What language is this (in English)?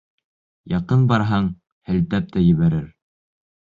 Bashkir